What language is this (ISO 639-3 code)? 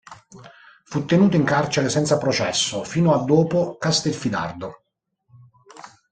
ita